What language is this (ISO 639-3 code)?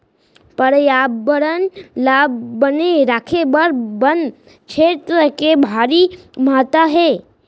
hne